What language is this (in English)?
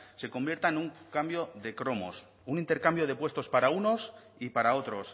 Spanish